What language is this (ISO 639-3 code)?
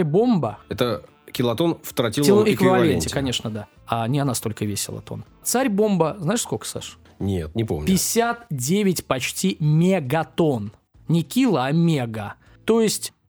rus